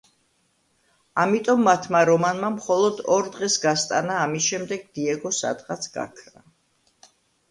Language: Georgian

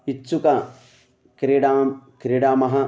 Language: Sanskrit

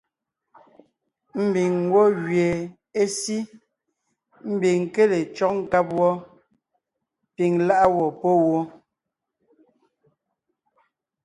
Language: Ngiemboon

